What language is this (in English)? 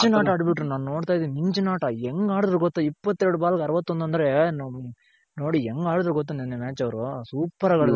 Kannada